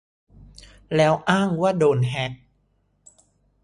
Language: Thai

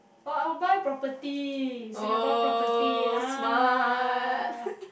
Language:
English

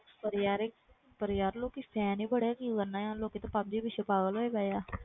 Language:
Punjabi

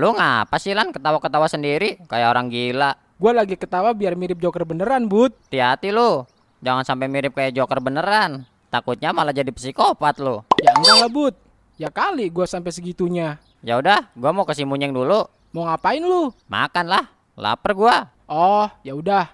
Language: Indonesian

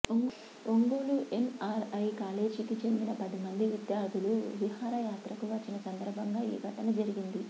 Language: Telugu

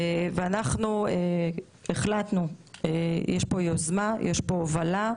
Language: Hebrew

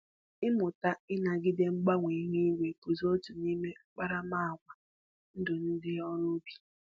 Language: Igbo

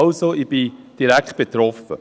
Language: Swiss German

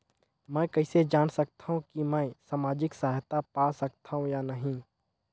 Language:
Chhattisgarhi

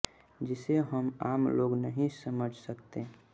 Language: Hindi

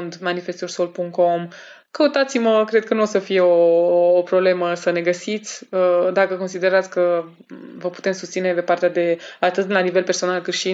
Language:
Romanian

